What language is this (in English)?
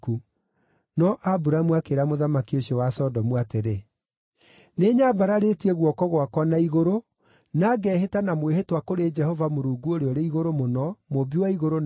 Kikuyu